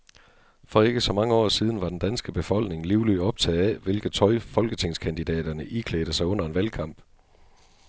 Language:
Danish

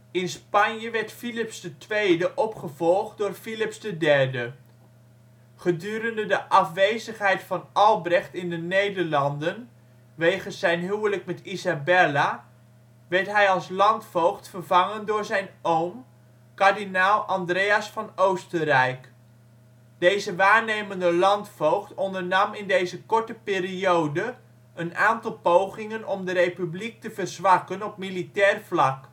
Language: Dutch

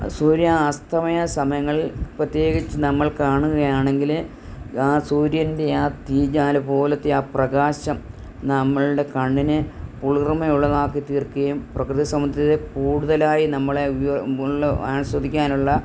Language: Malayalam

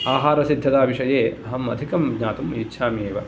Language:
Sanskrit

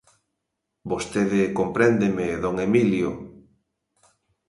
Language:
Galician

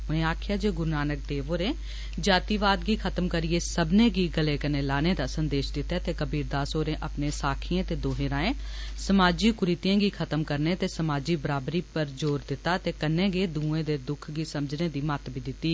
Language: Dogri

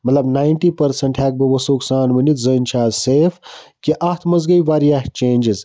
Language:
Kashmiri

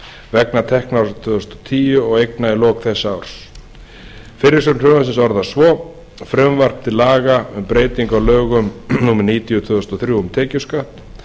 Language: Icelandic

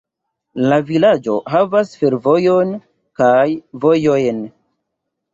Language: Esperanto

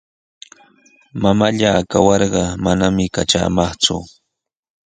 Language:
Sihuas Ancash Quechua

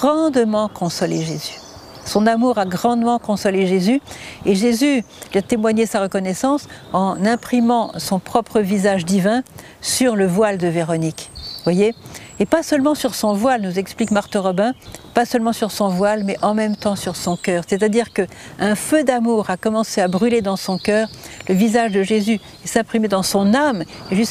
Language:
French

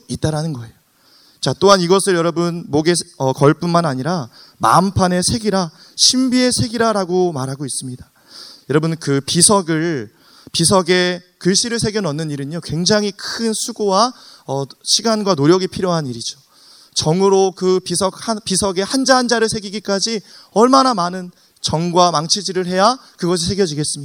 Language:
Korean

